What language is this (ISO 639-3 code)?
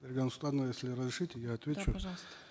kaz